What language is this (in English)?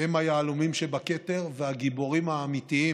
Hebrew